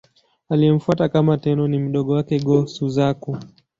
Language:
Swahili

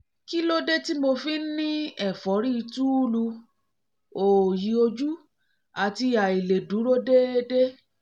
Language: Yoruba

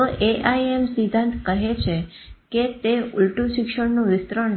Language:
Gujarati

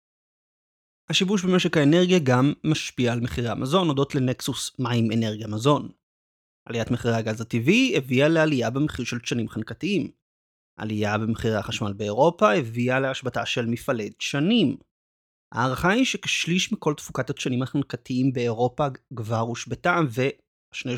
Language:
Hebrew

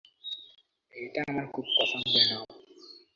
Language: Bangla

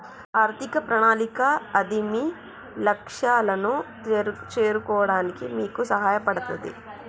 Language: Telugu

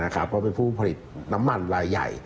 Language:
Thai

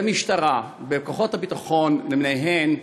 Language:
Hebrew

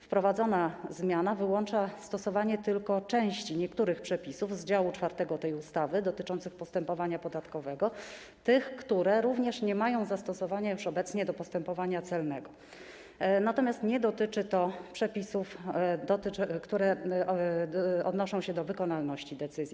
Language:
Polish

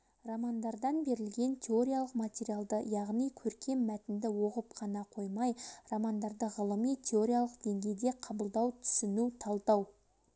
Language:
Kazakh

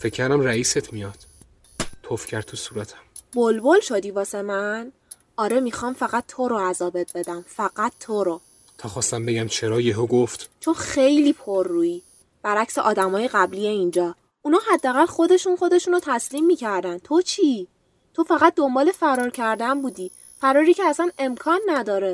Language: Persian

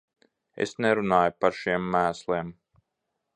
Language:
Latvian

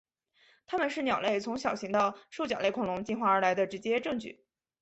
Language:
Chinese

